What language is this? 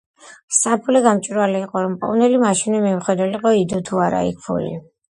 Georgian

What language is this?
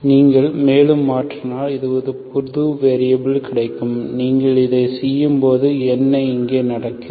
Tamil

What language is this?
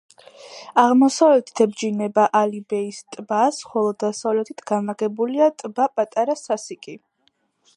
Georgian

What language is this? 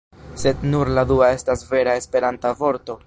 Esperanto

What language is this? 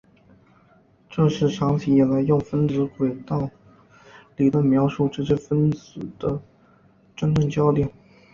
Chinese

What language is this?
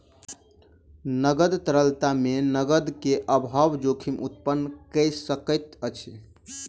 Maithili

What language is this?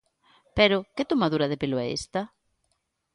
Galician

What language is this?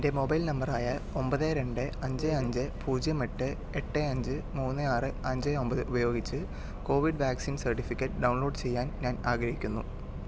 Malayalam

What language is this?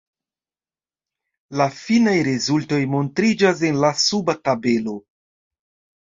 Esperanto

